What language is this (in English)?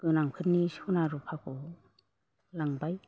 Bodo